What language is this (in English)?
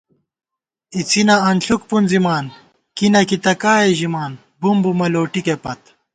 Gawar-Bati